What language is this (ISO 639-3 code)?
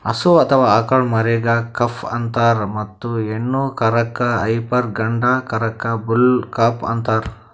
kan